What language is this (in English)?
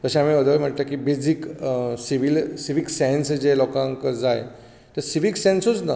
Konkani